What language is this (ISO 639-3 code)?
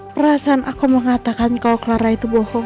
ind